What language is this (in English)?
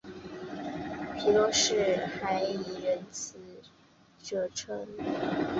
Chinese